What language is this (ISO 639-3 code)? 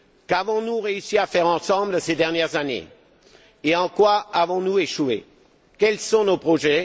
fra